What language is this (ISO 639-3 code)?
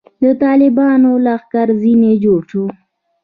pus